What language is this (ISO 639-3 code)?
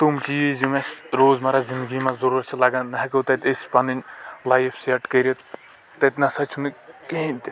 kas